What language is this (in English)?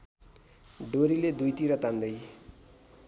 Nepali